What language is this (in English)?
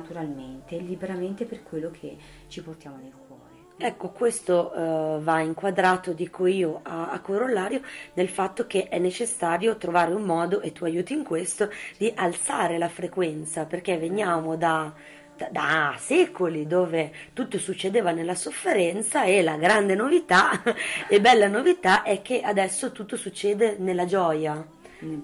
Italian